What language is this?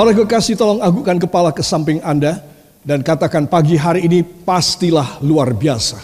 Indonesian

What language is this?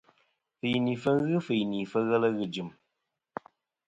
Kom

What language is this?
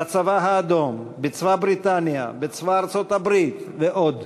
Hebrew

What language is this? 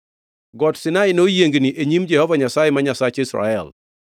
Luo (Kenya and Tanzania)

